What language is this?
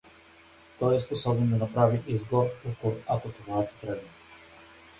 Bulgarian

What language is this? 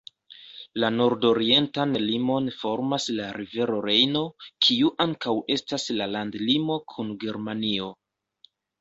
Esperanto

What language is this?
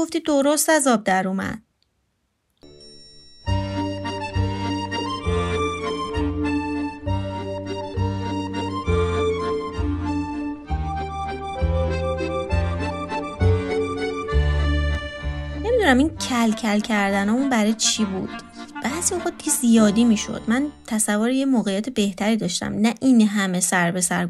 Persian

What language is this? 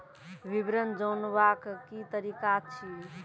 Maithili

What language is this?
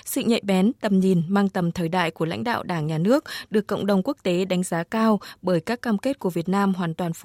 Vietnamese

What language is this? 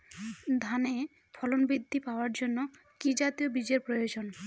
Bangla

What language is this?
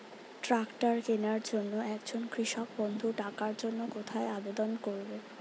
Bangla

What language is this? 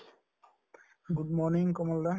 Assamese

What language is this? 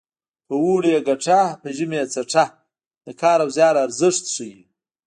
Pashto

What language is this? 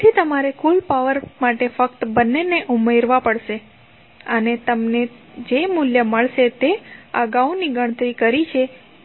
Gujarati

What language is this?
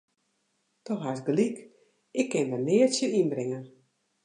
Western Frisian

